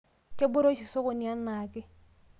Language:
Masai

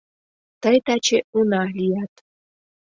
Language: Mari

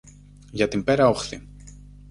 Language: Greek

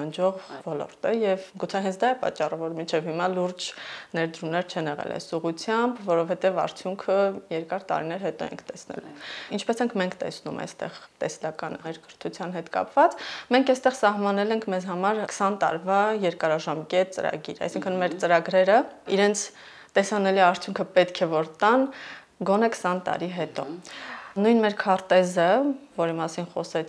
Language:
Romanian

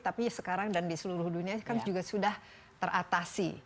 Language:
Indonesian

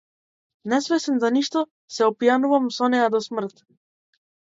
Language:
Macedonian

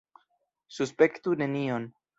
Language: Esperanto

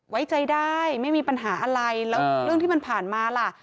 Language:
Thai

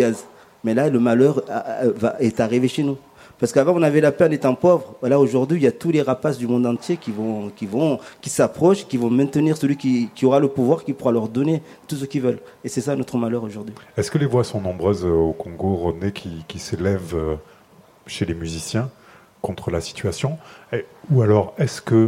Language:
French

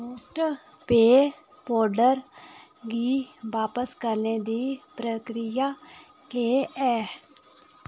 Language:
Dogri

